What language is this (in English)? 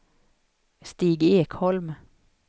Swedish